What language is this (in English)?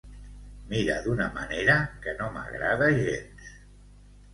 Catalan